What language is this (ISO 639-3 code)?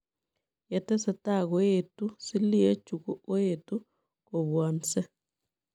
kln